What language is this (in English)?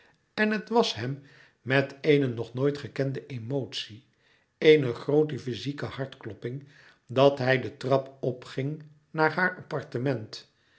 Dutch